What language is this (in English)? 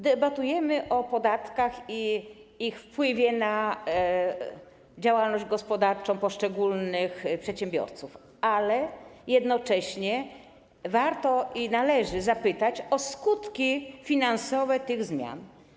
Polish